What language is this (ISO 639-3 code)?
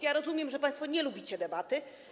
pol